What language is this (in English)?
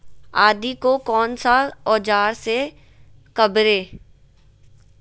Magahi